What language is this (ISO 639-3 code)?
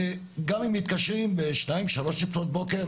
heb